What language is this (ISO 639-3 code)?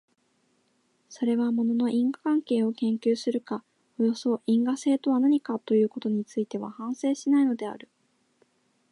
jpn